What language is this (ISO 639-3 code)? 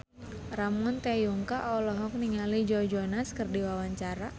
sun